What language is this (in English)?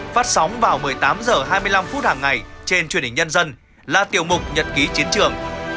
Vietnamese